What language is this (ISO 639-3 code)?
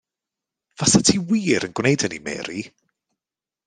cym